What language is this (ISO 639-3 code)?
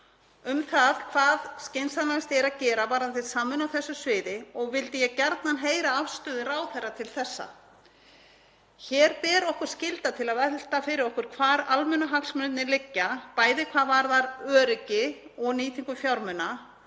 isl